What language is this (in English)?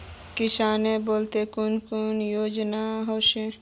Magahi